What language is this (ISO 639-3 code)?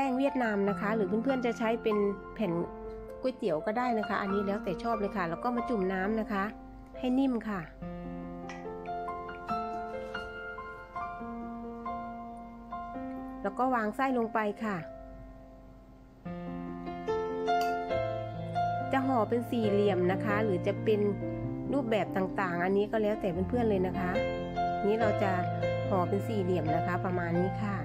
tha